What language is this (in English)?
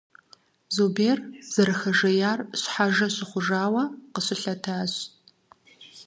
Kabardian